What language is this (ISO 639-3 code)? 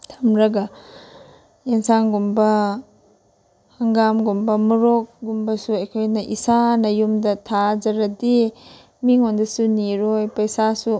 mni